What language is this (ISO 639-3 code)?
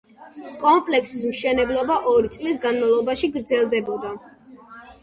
kat